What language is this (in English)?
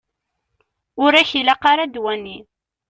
Kabyle